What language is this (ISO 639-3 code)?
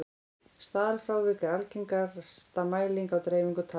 isl